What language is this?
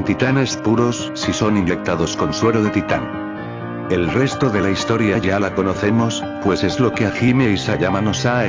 Spanish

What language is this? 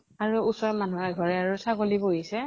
Assamese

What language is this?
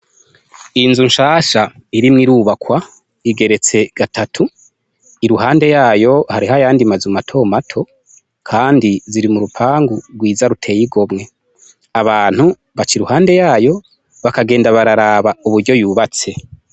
Rundi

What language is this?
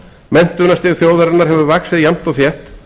Icelandic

